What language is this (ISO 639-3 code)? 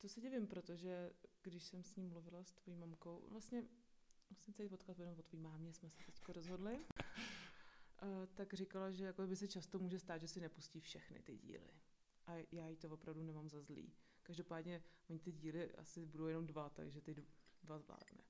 ces